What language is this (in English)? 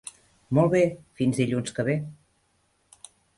Catalan